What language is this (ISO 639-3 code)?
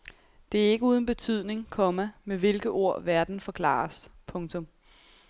dan